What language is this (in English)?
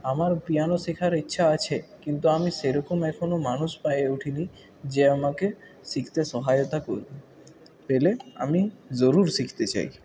Bangla